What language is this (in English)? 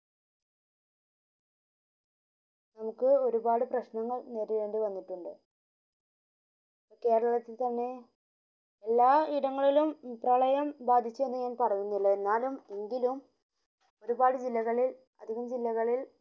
Malayalam